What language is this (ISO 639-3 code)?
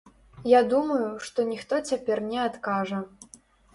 bel